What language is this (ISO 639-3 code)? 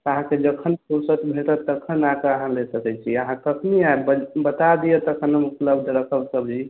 mai